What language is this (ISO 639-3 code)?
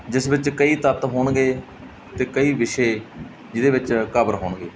pan